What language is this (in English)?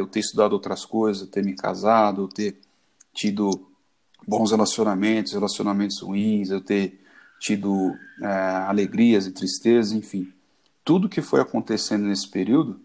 Portuguese